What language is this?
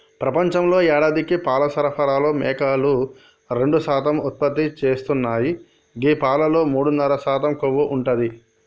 Telugu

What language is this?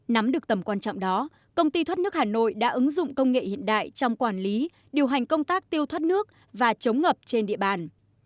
Vietnamese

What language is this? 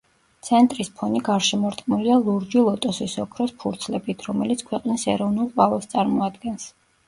Georgian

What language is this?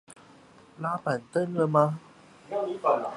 Chinese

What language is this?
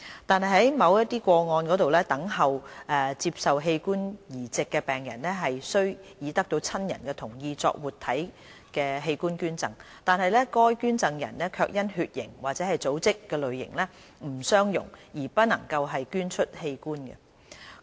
Cantonese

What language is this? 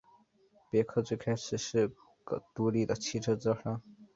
Chinese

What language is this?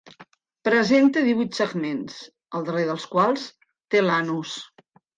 Catalan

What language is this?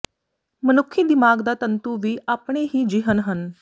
Punjabi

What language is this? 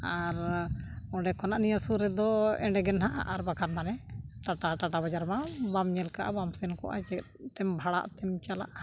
Santali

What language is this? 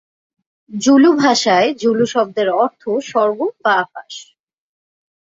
Bangla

